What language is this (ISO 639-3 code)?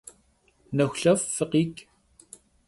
kbd